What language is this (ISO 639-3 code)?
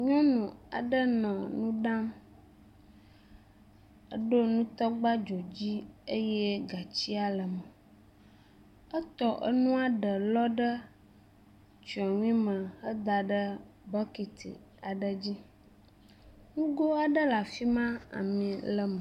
ewe